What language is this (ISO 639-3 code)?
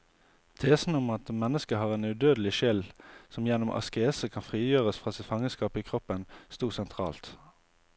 nor